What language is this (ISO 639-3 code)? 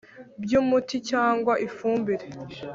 kin